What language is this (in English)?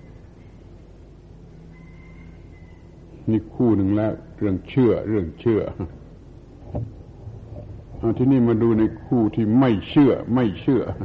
Thai